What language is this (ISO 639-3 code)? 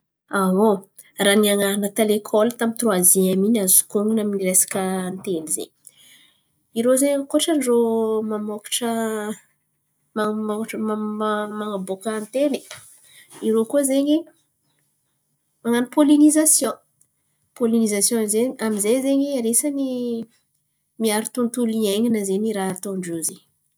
xmv